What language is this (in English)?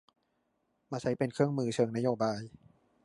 Thai